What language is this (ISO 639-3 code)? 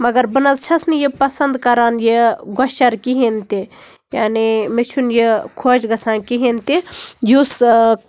kas